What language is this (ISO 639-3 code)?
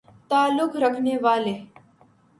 urd